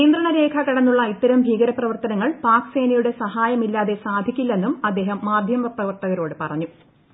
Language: Malayalam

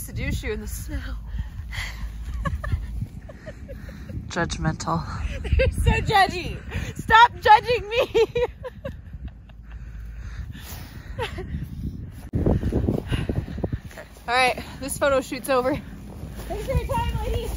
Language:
English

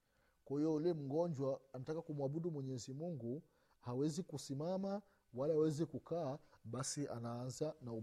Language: Swahili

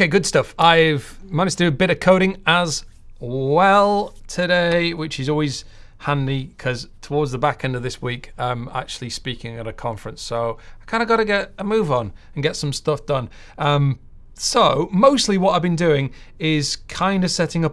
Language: English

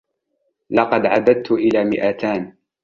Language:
Arabic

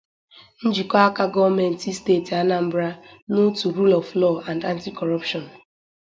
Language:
Igbo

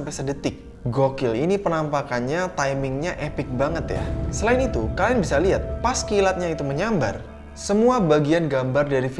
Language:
Indonesian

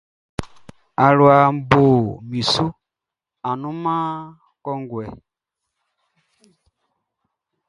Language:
Baoulé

